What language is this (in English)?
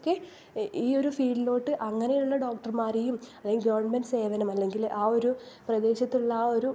Malayalam